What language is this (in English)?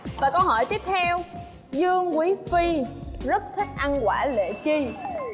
Vietnamese